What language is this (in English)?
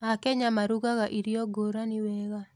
Kikuyu